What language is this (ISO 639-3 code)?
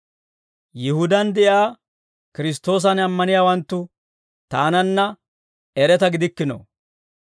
dwr